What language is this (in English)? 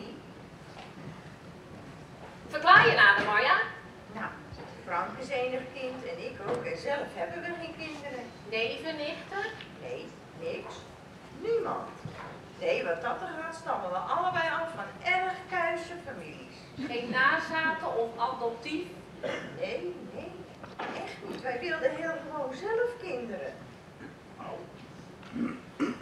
Dutch